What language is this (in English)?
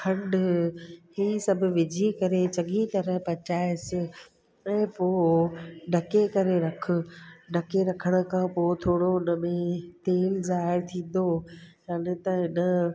Sindhi